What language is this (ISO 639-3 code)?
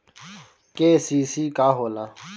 bho